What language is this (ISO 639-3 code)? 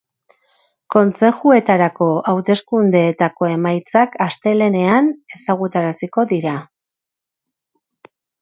eus